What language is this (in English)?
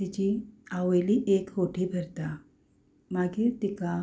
Konkani